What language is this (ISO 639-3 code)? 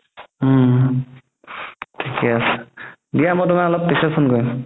asm